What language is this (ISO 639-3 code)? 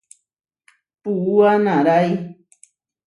var